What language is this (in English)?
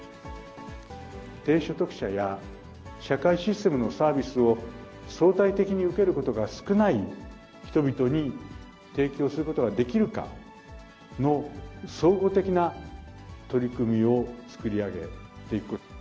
Japanese